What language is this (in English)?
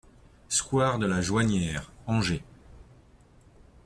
French